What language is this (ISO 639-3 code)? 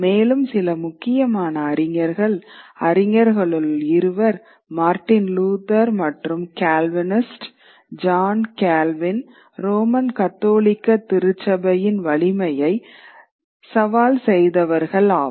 tam